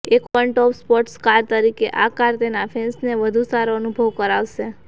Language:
Gujarati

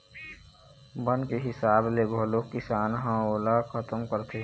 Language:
Chhattisgarhi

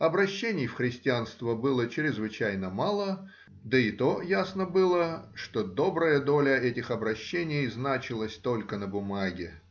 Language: Russian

